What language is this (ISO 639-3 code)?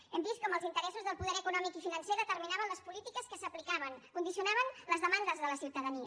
cat